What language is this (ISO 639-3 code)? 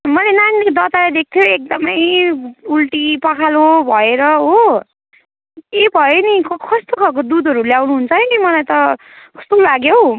nep